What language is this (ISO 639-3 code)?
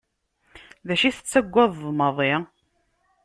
kab